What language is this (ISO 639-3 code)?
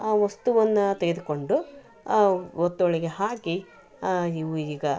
kan